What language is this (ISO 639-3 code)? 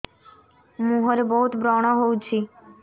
ori